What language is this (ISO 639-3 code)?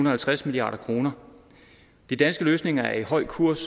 dan